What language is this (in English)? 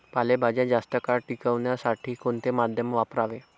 Marathi